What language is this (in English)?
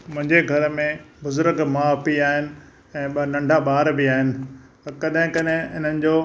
Sindhi